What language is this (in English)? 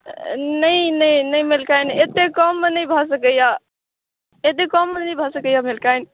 Maithili